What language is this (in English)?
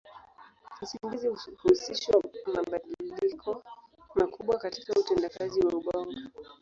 Swahili